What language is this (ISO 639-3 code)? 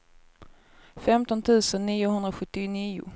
swe